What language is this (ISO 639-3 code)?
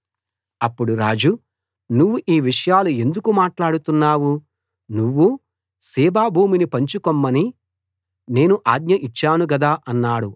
tel